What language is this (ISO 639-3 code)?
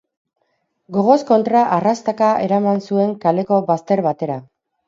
eus